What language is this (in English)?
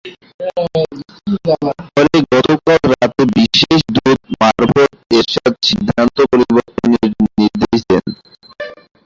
Bangla